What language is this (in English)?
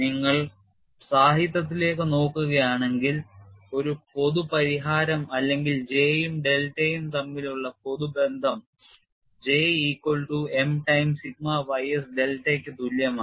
Malayalam